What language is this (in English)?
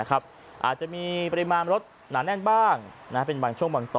Thai